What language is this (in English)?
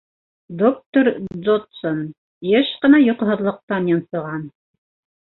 Bashkir